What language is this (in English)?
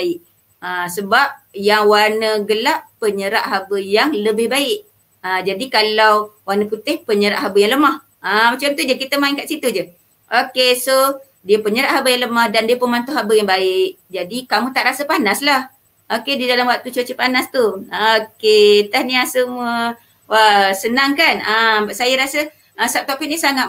Malay